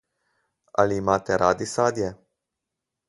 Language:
Slovenian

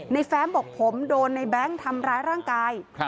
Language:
Thai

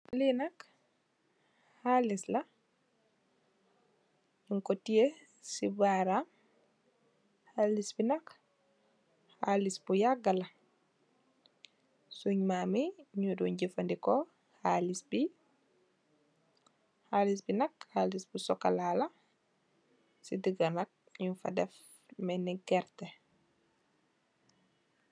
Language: Wolof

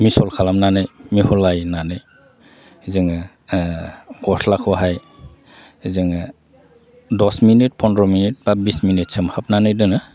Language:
Bodo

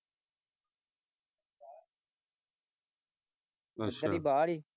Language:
Punjabi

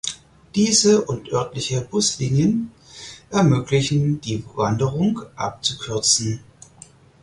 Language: German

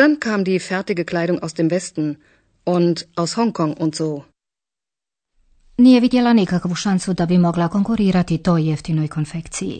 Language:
Croatian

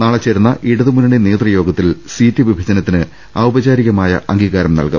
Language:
Malayalam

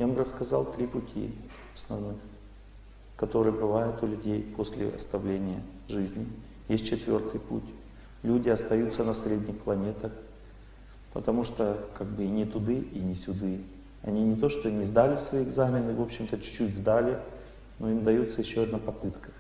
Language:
Russian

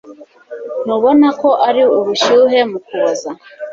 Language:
Kinyarwanda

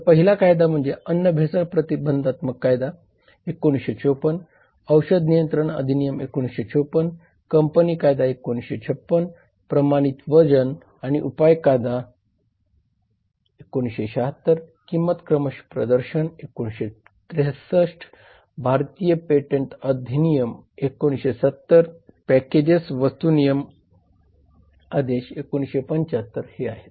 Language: Marathi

